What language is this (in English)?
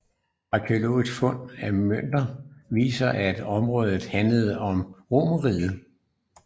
Danish